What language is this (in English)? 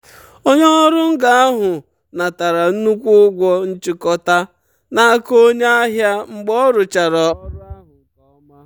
Igbo